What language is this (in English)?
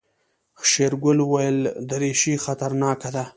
Pashto